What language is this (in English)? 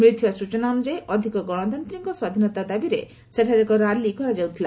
Odia